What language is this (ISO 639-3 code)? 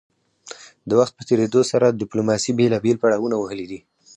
pus